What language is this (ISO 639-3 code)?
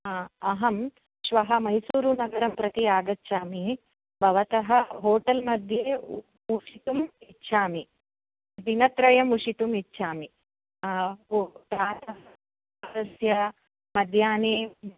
san